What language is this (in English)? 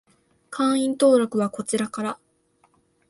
Japanese